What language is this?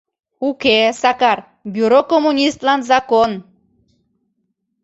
Mari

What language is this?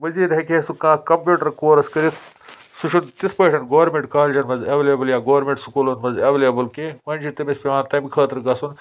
Kashmiri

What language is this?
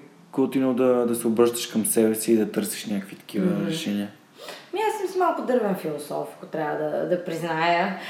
Bulgarian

